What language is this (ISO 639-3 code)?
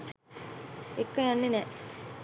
sin